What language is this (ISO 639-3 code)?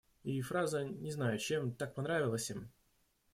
rus